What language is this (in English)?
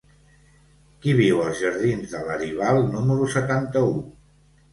Catalan